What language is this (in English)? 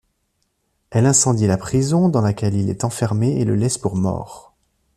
French